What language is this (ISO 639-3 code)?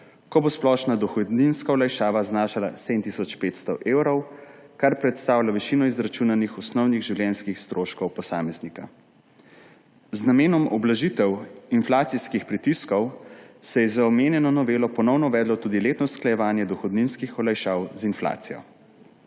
slv